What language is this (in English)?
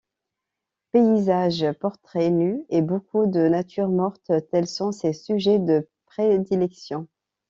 French